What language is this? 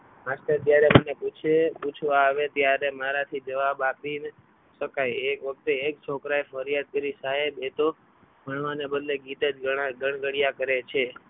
Gujarati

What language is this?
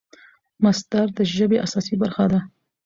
Pashto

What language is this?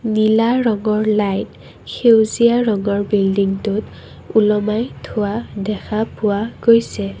Assamese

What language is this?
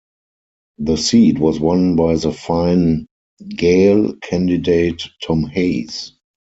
English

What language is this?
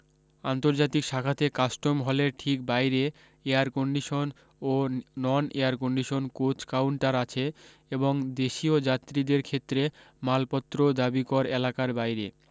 Bangla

